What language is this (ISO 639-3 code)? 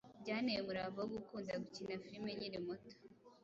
kin